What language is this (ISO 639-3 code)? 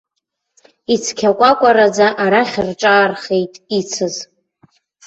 abk